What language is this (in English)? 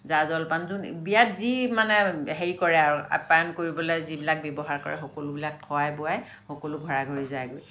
Assamese